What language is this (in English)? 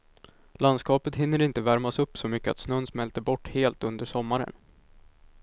Swedish